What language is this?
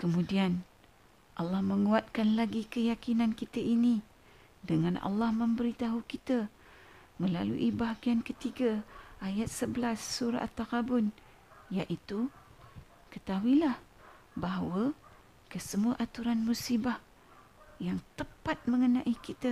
Malay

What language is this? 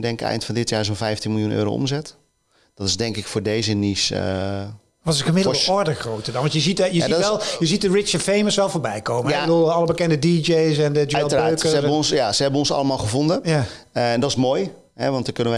Dutch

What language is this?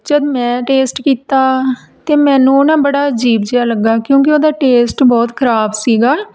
Punjabi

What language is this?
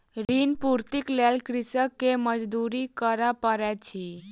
Maithili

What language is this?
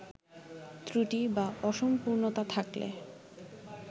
Bangla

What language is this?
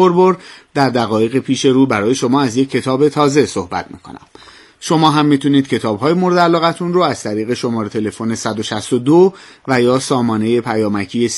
Persian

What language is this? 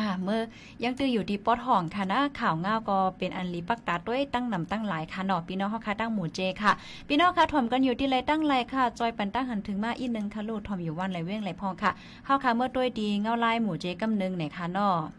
Thai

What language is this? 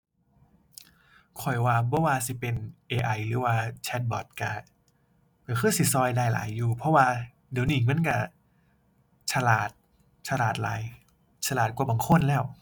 Thai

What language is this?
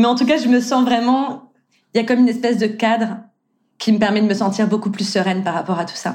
French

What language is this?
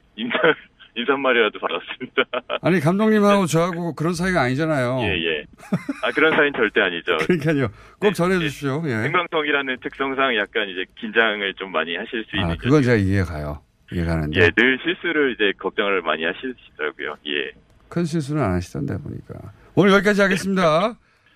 Korean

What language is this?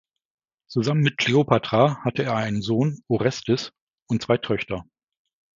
German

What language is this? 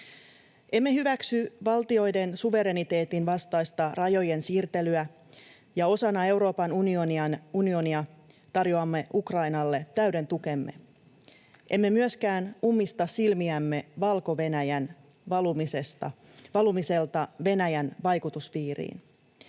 Finnish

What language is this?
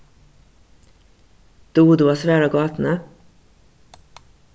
Faroese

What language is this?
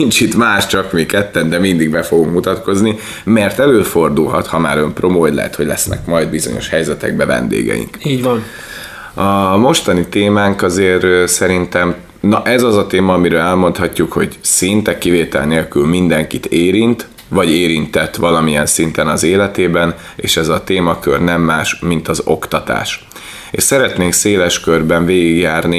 Hungarian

